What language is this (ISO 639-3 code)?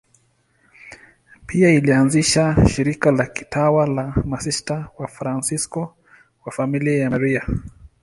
swa